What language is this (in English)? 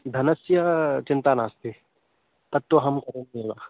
Sanskrit